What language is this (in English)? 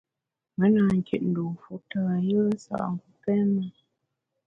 Bamun